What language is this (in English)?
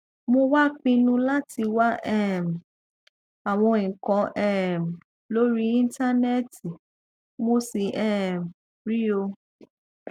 Yoruba